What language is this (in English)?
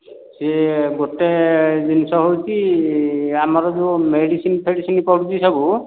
Odia